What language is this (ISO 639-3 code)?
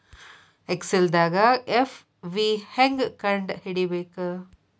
kan